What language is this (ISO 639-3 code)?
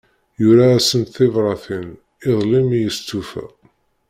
kab